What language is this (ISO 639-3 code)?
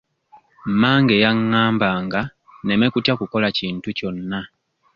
lug